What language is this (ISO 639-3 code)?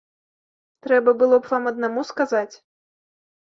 bel